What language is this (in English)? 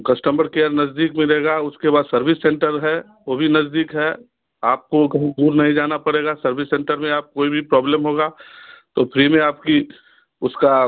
Hindi